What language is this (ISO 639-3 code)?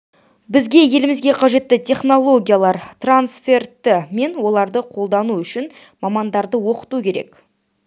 kaz